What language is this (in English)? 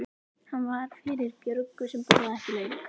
Icelandic